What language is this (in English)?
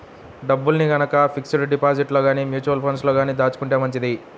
Telugu